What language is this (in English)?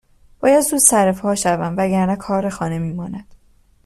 Persian